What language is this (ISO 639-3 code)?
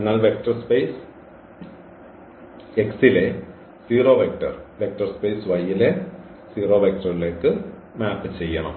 mal